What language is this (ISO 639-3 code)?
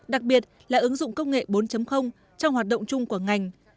vie